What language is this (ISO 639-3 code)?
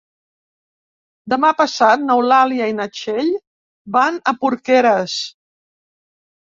cat